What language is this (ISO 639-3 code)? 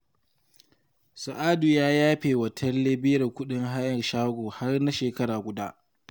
hau